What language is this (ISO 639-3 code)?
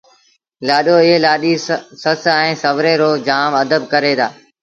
sbn